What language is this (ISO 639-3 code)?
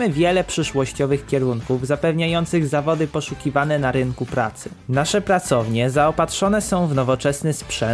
pol